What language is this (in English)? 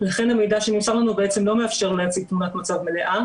Hebrew